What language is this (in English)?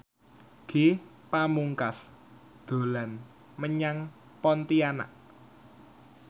Javanese